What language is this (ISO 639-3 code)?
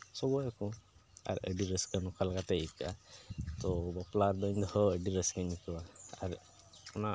sat